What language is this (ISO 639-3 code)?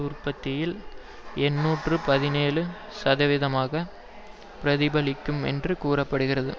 tam